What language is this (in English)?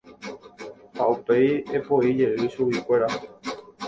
Guarani